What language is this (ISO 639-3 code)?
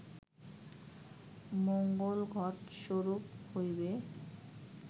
ben